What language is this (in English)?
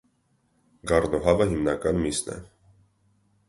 Armenian